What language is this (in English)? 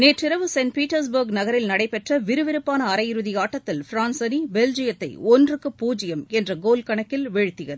Tamil